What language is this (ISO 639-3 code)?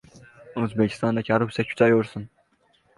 uzb